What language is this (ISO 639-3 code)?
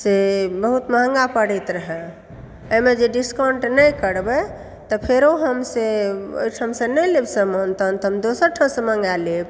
mai